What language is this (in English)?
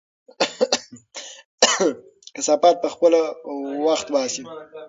Pashto